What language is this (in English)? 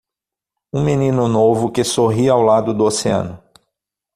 Portuguese